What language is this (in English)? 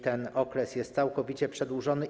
Polish